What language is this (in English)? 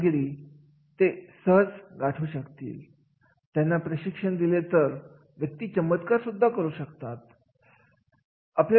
Marathi